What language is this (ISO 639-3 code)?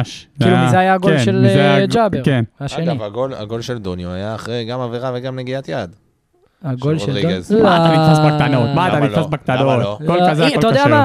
heb